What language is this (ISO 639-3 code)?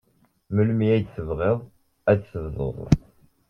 kab